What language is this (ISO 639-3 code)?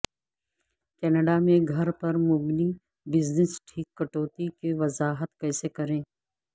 urd